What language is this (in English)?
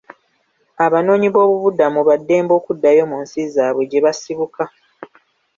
Ganda